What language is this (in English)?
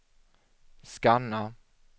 Swedish